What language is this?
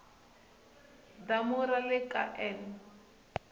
Tsonga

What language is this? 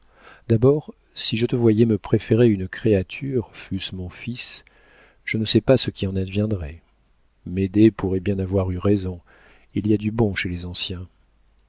French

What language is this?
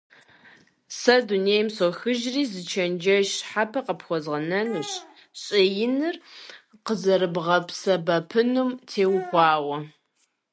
Kabardian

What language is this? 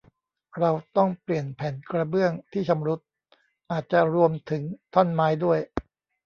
Thai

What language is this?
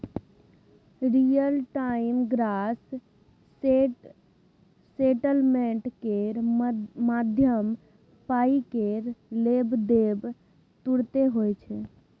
Maithili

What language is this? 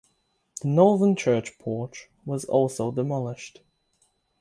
English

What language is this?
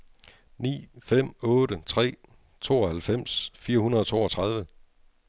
Danish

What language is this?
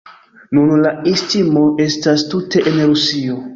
Esperanto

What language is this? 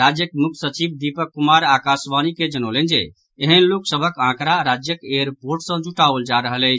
Maithili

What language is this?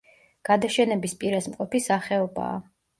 Georgian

